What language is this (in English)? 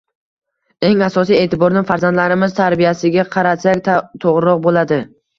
Uzbek